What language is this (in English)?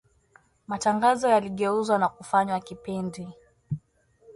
Swahili